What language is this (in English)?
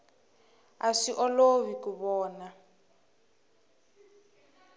Tsonga